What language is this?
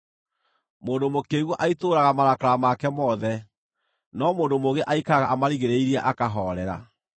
Kikuyu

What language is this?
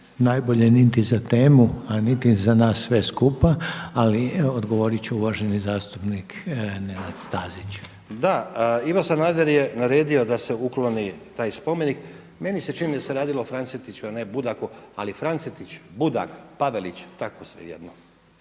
Croatian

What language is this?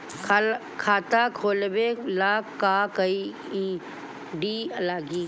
Bhojpuri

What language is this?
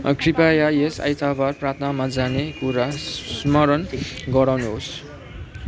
Nepali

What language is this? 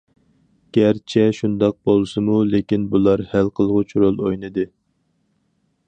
Uyghur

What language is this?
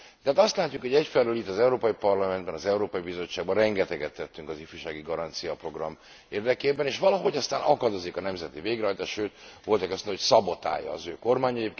Hungarian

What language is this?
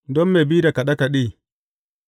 Hausa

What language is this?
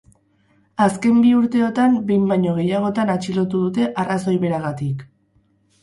Basque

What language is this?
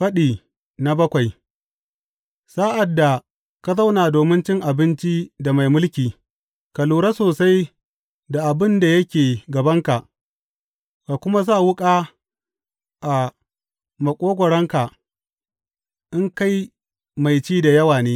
Hausa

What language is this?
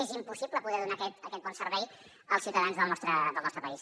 Catalan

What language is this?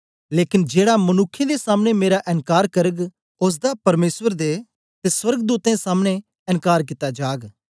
Dogri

